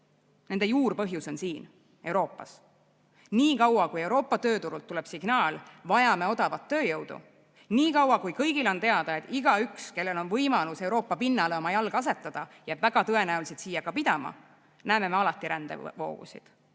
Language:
Estonian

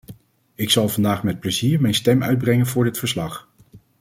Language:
Dutch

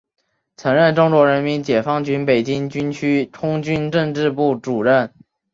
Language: Chinese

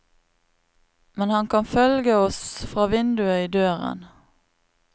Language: Norwegian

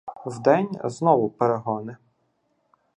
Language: Ukrainian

